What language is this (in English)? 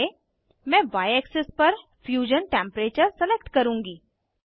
Hindi